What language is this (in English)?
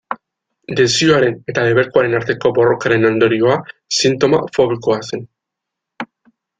Basque